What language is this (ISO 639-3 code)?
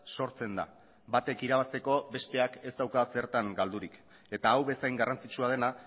eus